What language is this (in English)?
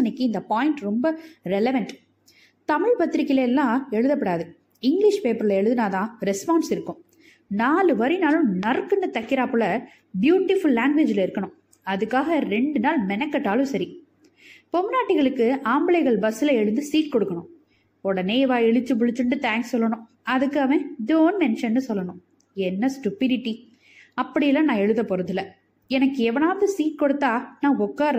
Tamil